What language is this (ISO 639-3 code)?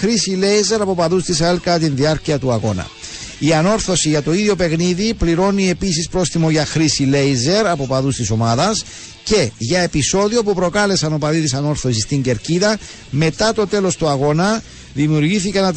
ell